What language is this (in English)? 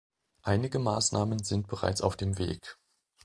German